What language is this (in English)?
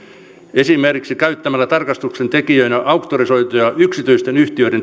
Finnish